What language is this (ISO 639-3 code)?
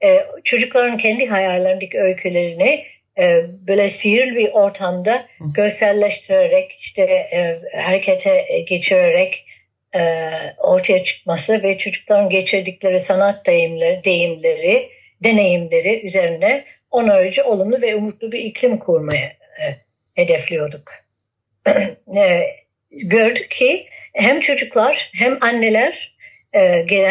tur